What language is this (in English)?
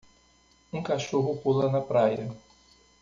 Portuguese